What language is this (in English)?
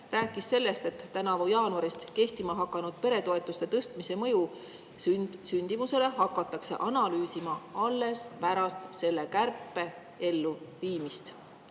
Estonian